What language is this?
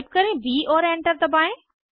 Hindi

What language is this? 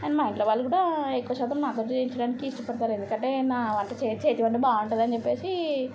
Telugu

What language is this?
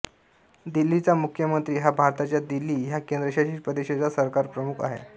Marathi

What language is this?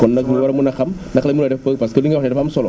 Wolof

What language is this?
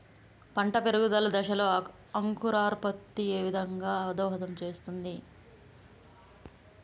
Telugu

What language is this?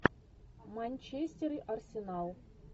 Russian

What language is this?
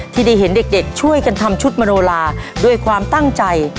Thai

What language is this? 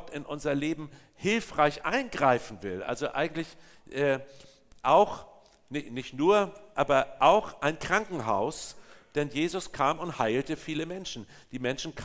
German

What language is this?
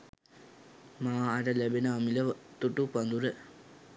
Sinhala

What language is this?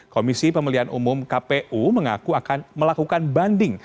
Indonesian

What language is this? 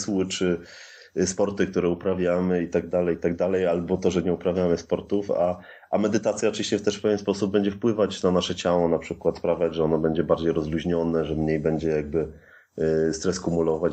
Polish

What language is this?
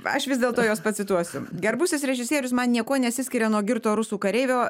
Lithuanian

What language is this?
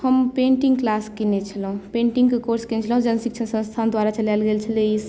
Maithili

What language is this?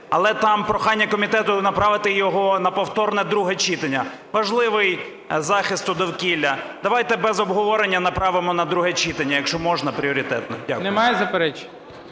Ukrainian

